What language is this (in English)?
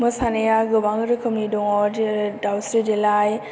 Bodo